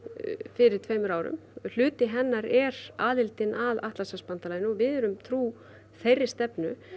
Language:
Icelandic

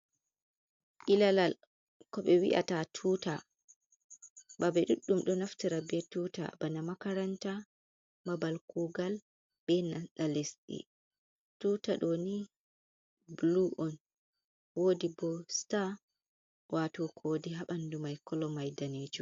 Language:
Fula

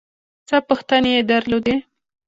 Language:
Pashto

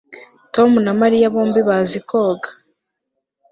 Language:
Kinyarwanda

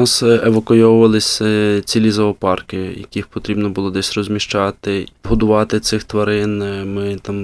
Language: Ukrainian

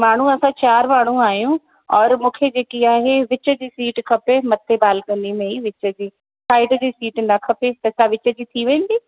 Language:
Sindhi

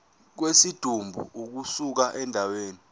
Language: Zulu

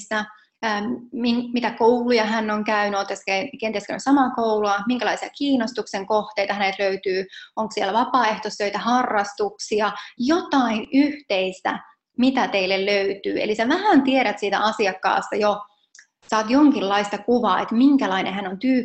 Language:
Finnish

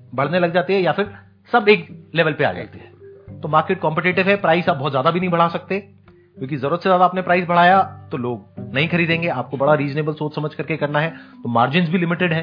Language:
Hindi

